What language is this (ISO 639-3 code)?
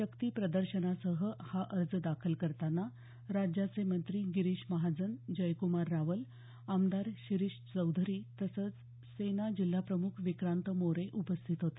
mar